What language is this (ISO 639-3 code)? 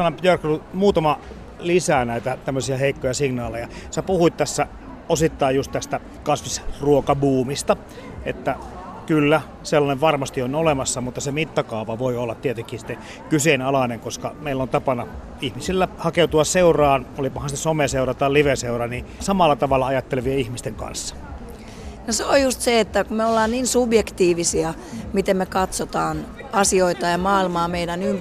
fin